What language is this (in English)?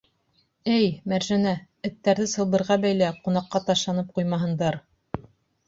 Bashkir